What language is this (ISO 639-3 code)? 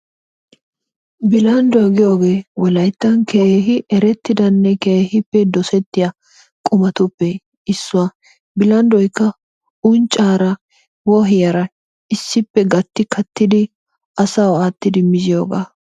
wal